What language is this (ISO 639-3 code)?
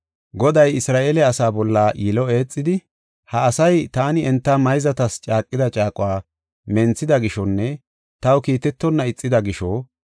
gof